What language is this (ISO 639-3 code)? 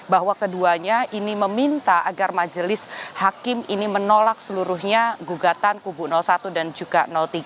ind